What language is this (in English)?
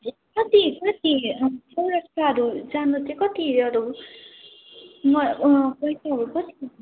Nepali